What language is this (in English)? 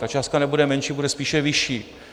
Czech